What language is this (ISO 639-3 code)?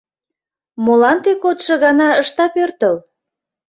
chm